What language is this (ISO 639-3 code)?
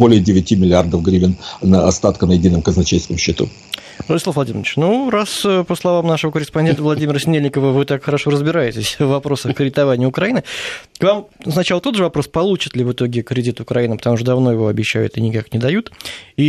rus